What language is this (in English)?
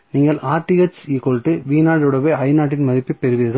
Tamil